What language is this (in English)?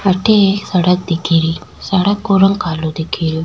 Rajasthani